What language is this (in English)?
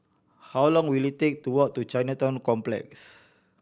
English